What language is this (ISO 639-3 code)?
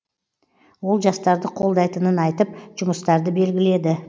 kaz